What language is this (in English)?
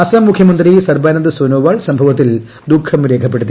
Malayalam